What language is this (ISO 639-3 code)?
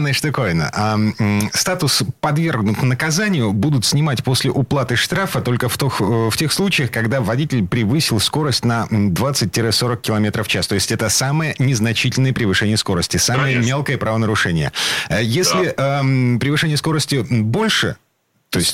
rus